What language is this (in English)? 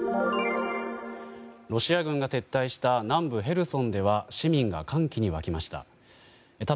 Japanese